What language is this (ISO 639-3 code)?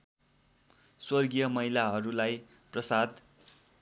nep